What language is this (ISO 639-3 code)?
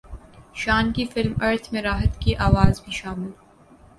urd